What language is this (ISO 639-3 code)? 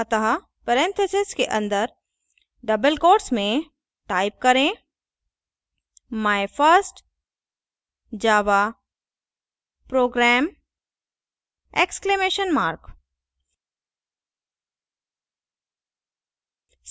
hin